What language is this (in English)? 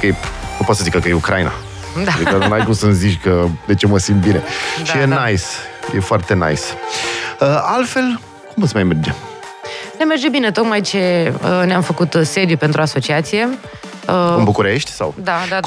Romanian